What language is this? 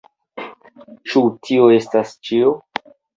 Esperanto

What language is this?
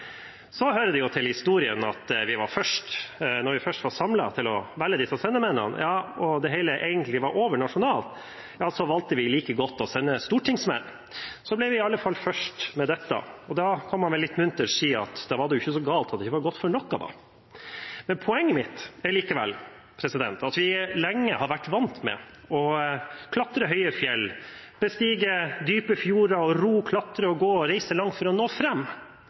Norwegian Bokmål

